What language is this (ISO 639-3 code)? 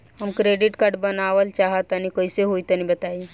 bho